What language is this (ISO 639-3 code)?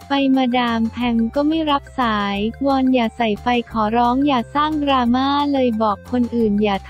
tha